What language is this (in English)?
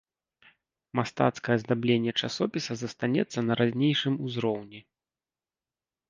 Belarusian